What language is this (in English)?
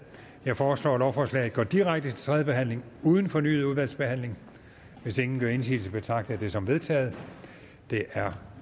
Danish